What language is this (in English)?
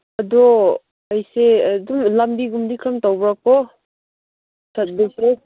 Manipuri